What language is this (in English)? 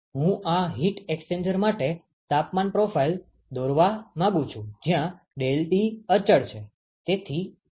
Gujarati